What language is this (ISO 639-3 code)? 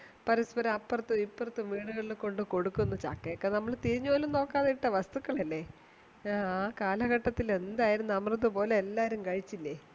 mal